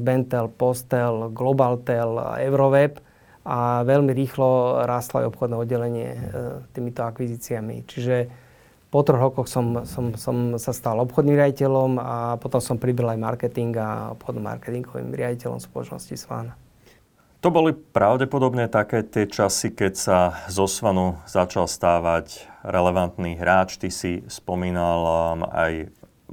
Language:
Slovak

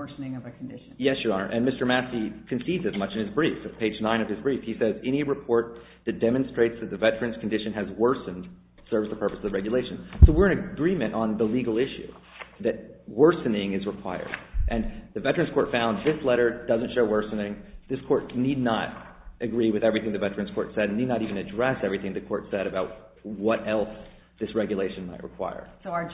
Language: English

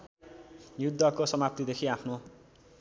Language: Nepali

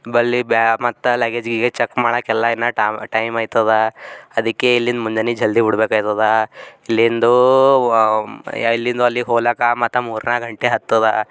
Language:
Kannada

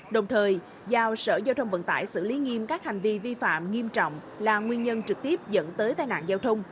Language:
Vietnamese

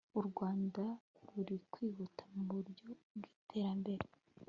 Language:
Kinyarwanda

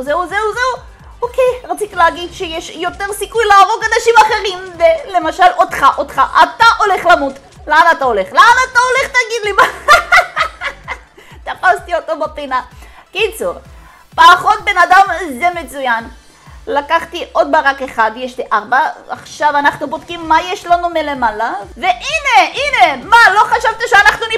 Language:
Hebrew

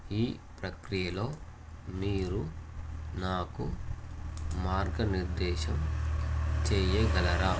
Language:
Telugu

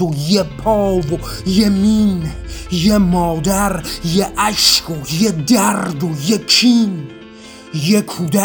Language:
Persian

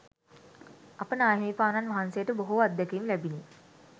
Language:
Sinhala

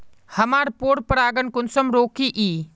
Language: Magahi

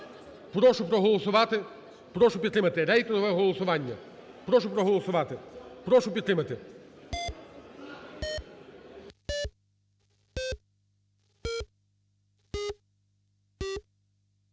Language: Ukrainian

